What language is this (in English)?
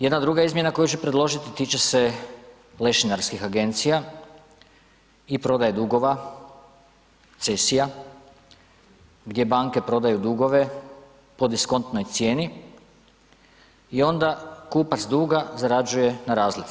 Croatian